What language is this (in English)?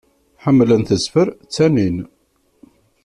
Kabyle